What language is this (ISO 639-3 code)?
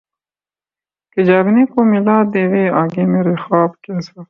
urd